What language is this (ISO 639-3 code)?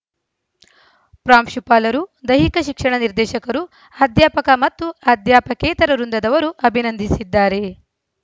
kan